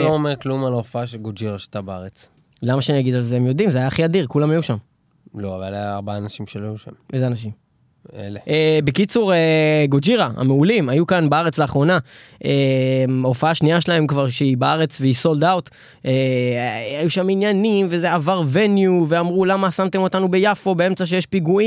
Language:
Hebrew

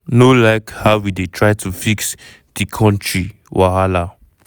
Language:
Nigerian Pidgin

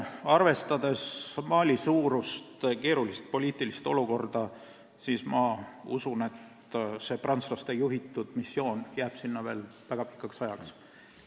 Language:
Estonian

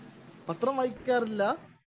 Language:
Malayalam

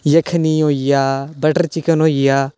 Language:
Dogri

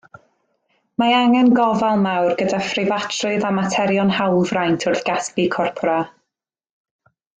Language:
Welsh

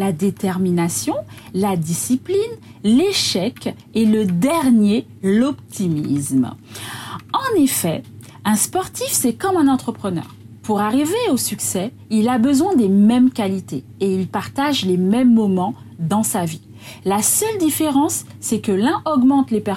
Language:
French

